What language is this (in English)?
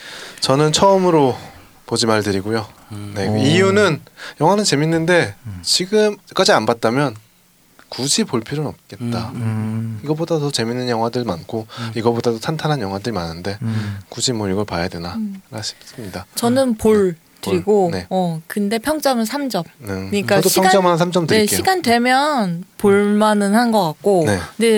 Korean